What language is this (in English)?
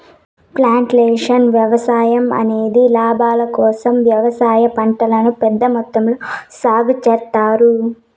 Telugu